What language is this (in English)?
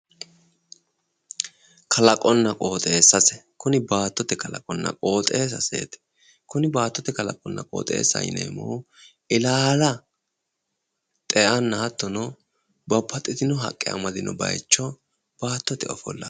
Sidamo